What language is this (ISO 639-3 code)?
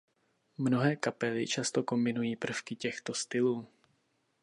ces